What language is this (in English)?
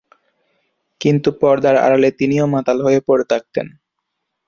Bangla